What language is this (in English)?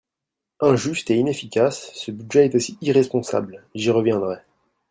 French